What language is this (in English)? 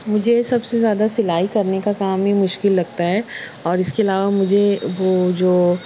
Urdu